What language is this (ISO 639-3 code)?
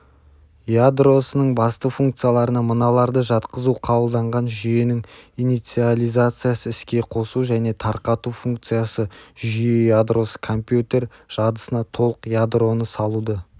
kaz